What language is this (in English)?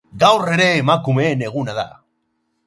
Basque